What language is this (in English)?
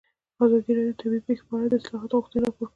Pashto